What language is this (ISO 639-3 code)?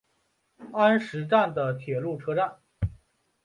zho